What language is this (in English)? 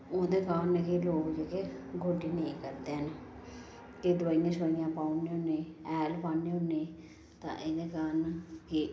Dogri